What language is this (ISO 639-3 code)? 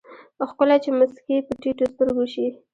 pus